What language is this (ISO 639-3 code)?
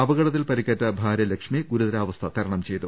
mal